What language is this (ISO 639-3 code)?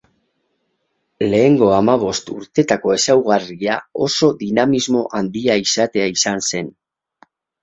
eus